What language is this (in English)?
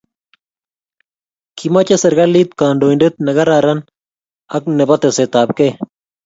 Kalenjin